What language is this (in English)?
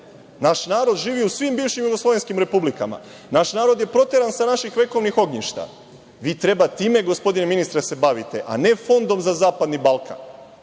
Serbian